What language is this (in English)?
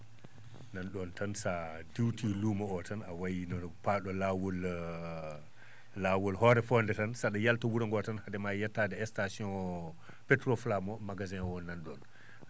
Fula